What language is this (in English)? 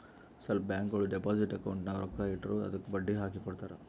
Kannada